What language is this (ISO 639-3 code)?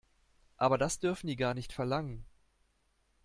deu